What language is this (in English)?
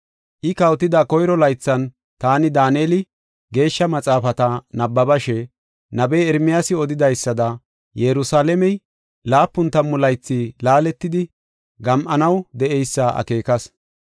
Gofa